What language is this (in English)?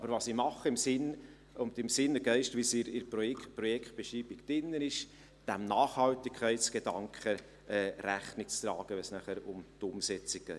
Swiss German